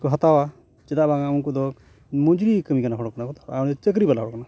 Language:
Santali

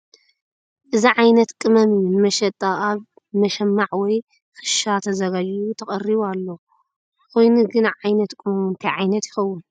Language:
Tigrinya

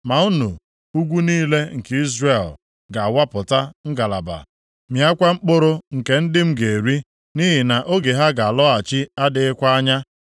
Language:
Igbo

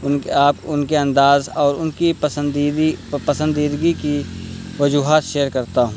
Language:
Urdu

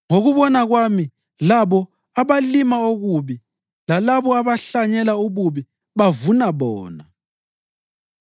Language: North Ndebele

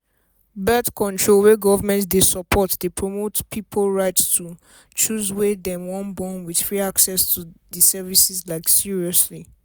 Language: Nigerian Pidgin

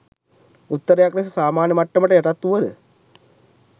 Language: Sinhala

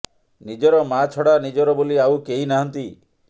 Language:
Odia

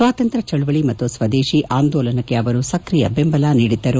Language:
Kannada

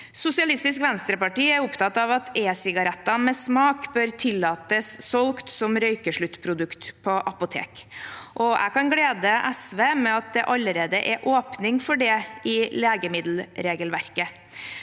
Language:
Norwegian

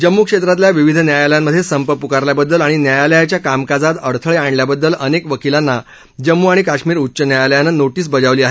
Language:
Marathi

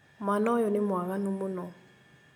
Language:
Kikuyu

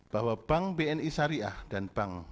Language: Indonesian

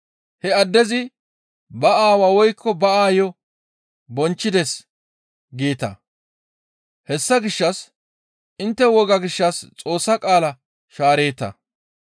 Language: Gamo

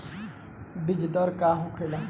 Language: Bhojpuri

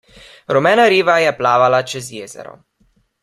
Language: Slovenian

